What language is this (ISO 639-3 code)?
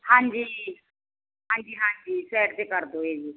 pan